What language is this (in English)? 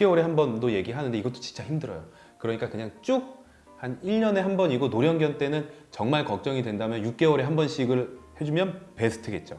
Korean